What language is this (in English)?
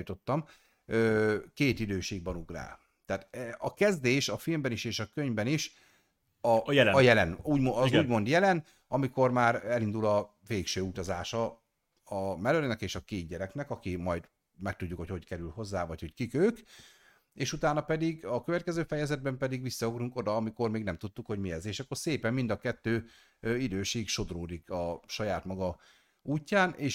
Hungarian